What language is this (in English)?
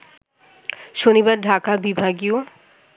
Bangla